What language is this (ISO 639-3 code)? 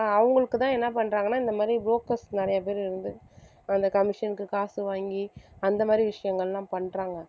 tam